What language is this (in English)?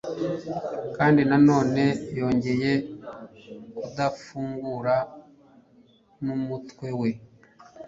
Kinyarwanda